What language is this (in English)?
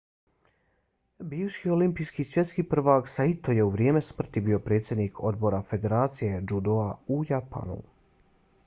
Bosnian